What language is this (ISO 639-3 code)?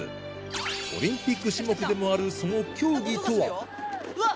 jpn